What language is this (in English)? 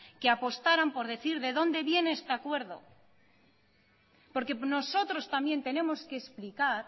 Spanish